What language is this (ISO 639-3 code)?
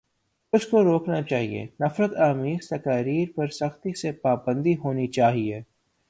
urd